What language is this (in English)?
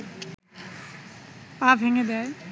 Bangla